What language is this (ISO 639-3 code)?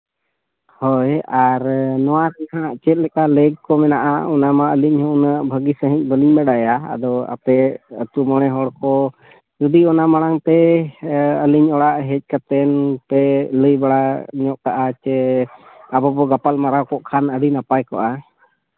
sat